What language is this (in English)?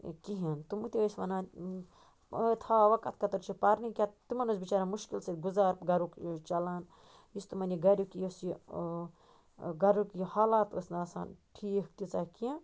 Kashmiri